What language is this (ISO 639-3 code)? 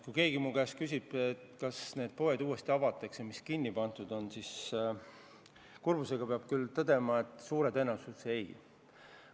est